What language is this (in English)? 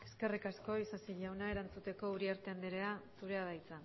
Basque